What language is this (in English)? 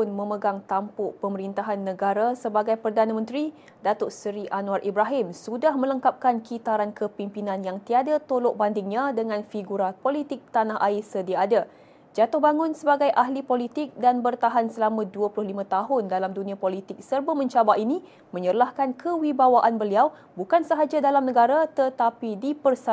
Malay